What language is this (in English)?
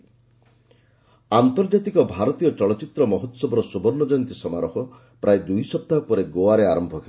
Odia